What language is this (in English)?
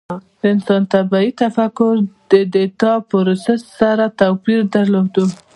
Pashto